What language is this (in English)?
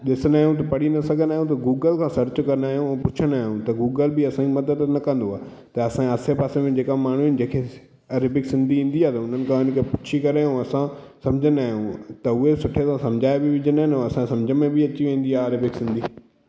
Sindhi